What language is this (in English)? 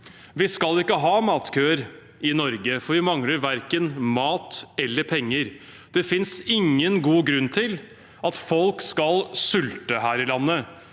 Norwegian